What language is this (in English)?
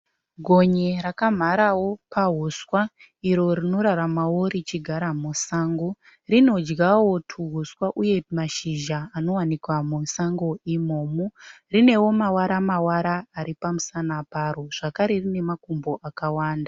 Shona